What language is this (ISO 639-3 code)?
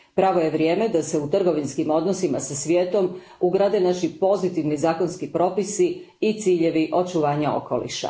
hrv